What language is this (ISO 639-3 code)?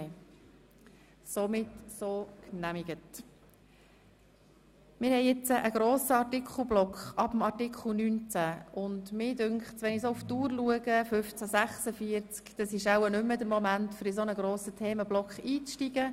gsw